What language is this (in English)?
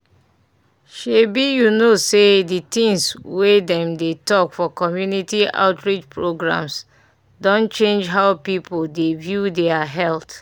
Nigerian Pidgin